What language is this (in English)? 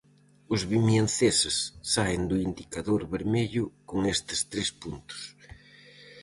Galician